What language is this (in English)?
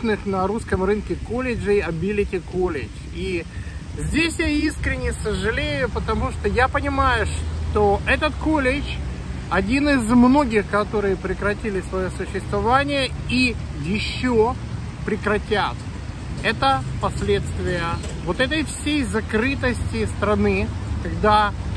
Russian